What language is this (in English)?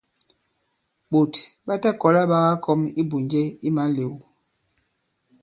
Bankon